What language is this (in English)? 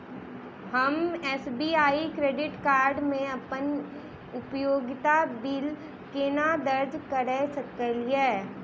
Maithili